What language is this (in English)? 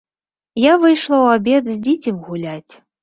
Belarusian